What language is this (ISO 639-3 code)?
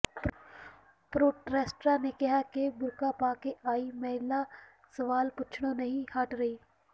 pan